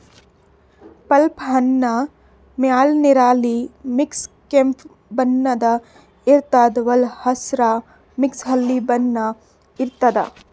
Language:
Kannada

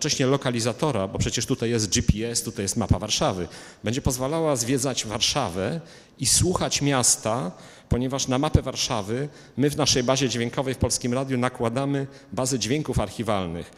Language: Polish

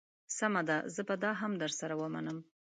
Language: Pashto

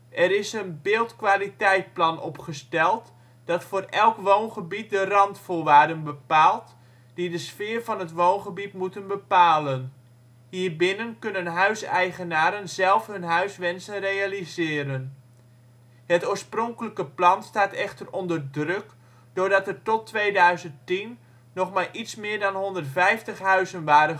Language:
Dutch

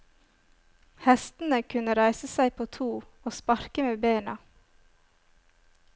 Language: Norwegian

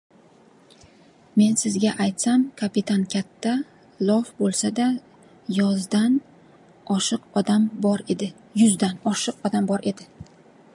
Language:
Uzbek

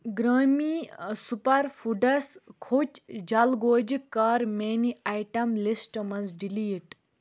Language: Kashmiri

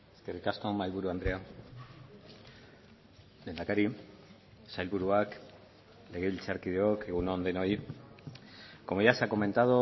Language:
Basque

